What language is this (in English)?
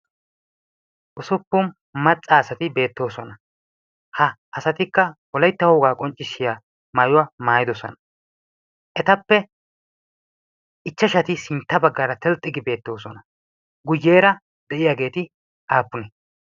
Wolaytta